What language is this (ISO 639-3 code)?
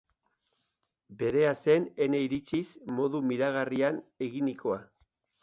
eus